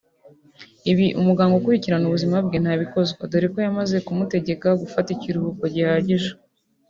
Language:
Kinyarwanda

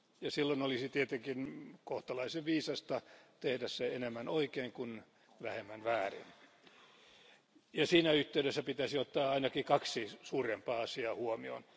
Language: Finnish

